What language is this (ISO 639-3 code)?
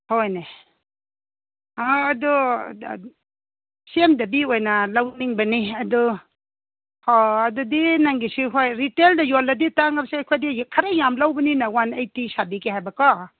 mni